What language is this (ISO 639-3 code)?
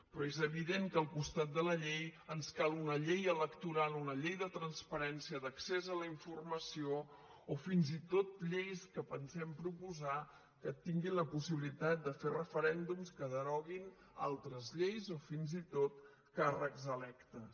cat